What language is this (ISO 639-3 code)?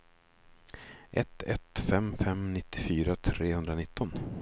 swe